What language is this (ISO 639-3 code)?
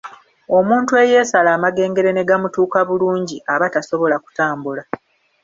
lug